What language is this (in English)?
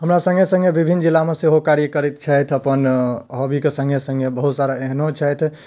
Maithili